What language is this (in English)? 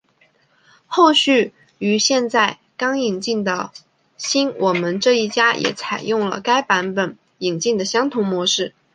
Chinese